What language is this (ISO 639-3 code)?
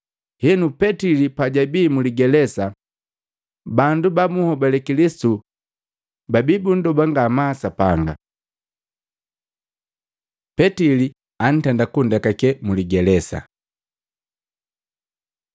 mgv